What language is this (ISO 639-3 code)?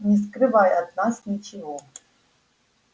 rus